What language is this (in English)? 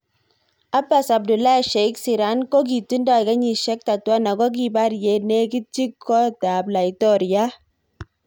Kalenjin